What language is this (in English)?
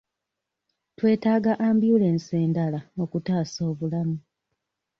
Ganda